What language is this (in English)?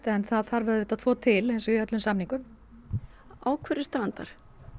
Icelandic